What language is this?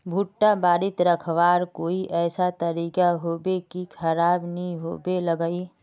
Magahi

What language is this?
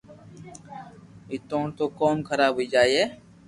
Loarki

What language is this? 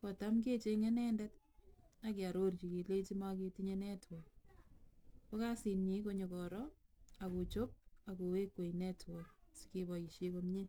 Kalenjin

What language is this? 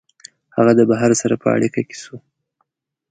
Pashto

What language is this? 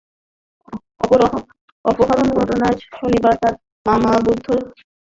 Bangla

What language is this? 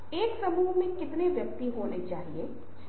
Hindi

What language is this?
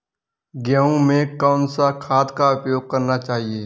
Hindi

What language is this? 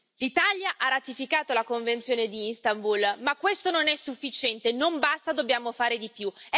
Italian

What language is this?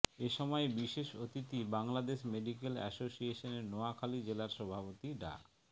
Bangla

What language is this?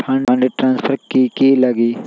Magahi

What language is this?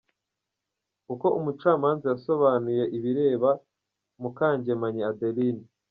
Kinyarwanda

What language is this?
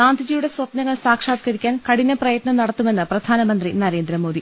Malayalam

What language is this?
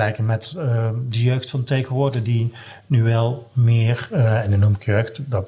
Dutch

